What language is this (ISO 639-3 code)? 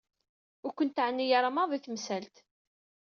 kab